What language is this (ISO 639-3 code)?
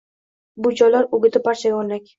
uzb